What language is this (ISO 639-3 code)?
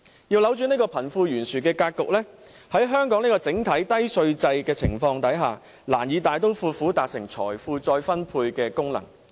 yue